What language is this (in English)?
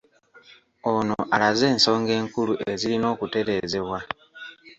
Ganda